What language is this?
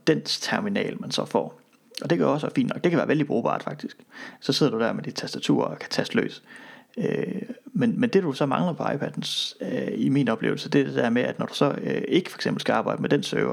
Danish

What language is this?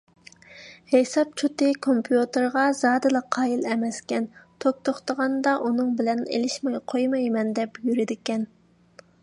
Uyghur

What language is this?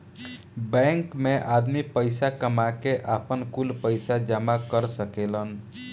Bhojpuri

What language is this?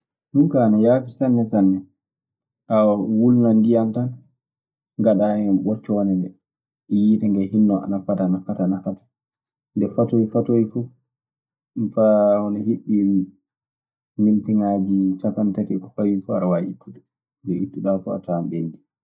Maasina Fulfulde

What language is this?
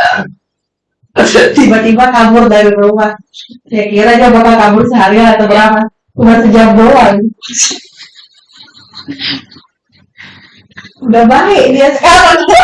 Indonesian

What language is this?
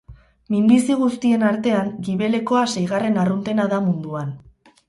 Basque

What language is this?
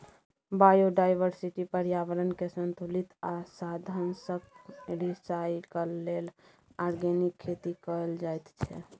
Maithili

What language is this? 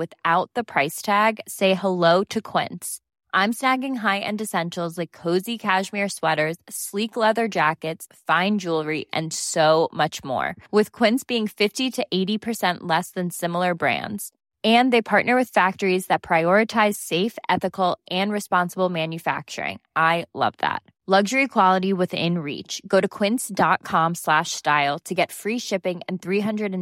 Swedish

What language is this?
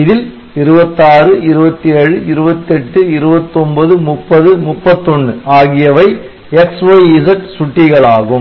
Tamil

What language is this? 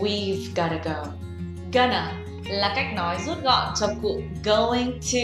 Vietnamese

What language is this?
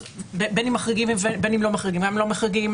Hebrew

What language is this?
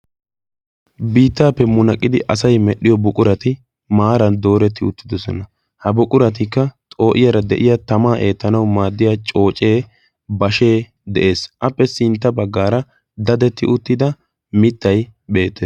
Wolaytta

